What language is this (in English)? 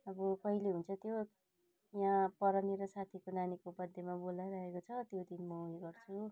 Nepali